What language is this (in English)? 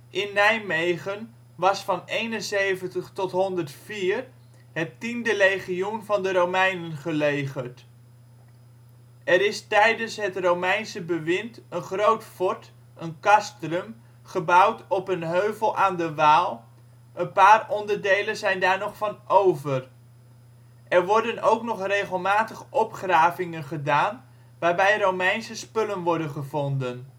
Dutch